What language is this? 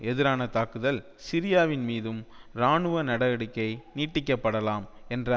Tamil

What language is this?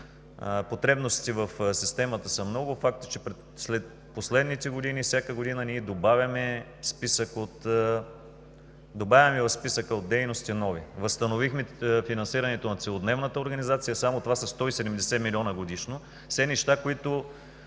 Bulgarian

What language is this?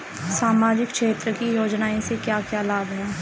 Bhojpuri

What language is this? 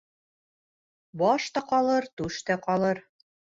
Bashkir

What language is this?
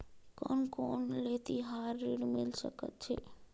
Chhattisgarhi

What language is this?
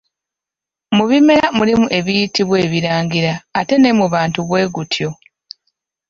Ganda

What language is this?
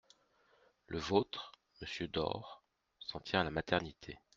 French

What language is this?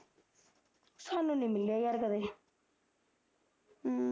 Punjabi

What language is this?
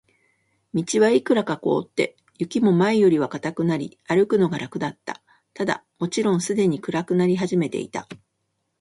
Japanese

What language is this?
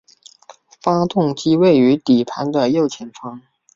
Chinese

